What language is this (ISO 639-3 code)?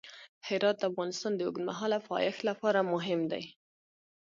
pus